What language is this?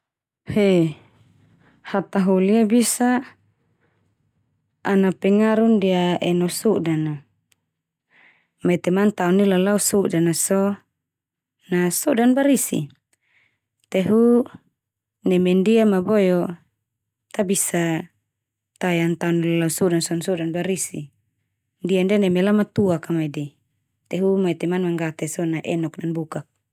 Termanu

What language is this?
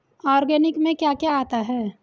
Hindi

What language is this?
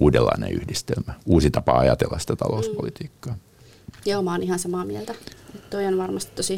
Finnish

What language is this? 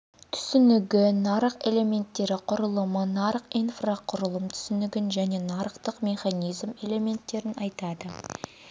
Kazakh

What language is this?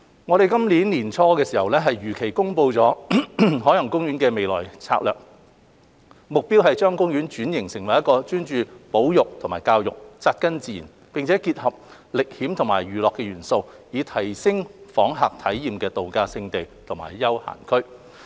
Cantonese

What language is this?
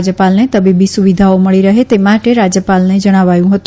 Gujarati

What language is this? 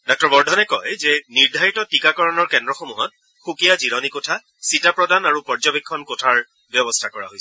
Assamese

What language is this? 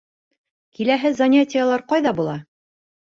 Bashkir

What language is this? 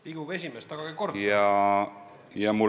Estonian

